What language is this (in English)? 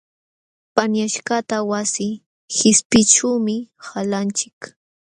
Jauja Wanca Quechua